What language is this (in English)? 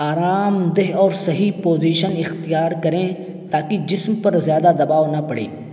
Urdu